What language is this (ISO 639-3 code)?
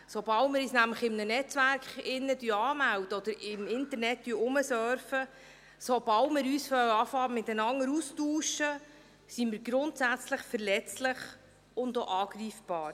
gsw